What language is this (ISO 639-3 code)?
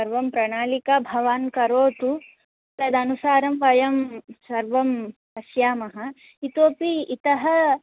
san